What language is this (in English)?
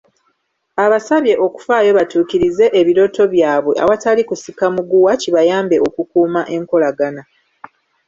Ganda